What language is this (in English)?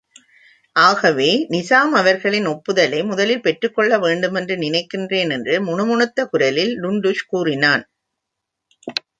Tamil